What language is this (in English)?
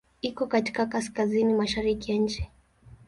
Swahili